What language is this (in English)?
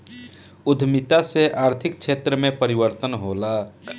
Bhojpuri